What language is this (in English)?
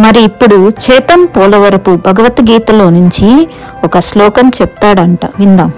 Telugu